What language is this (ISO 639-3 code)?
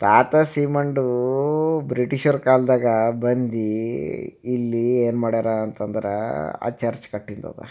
kan